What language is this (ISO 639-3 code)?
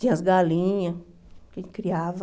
por